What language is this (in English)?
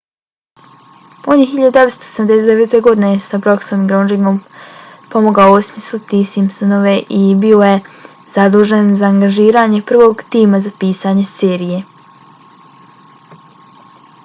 Bosnian